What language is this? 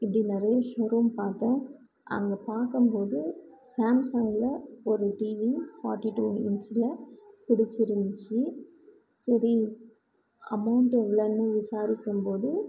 Tamil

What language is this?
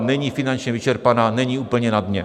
Czech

